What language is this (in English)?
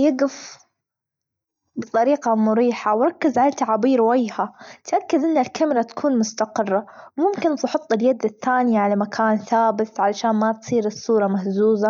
Gulf Arabic